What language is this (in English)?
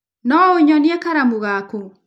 Kikuyu